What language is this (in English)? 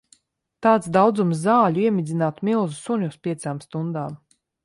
Latvian